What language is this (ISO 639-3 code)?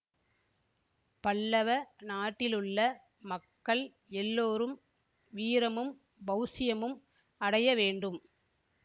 tam